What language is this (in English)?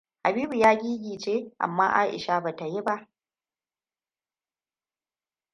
Hausa